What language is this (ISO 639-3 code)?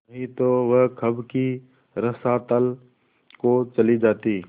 hin